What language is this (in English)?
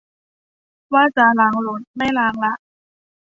Thai